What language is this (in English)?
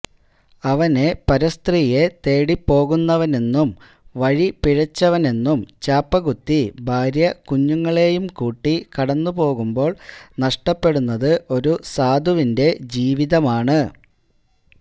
Malayalam